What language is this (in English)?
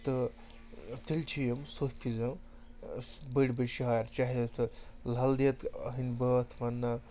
Kashmiri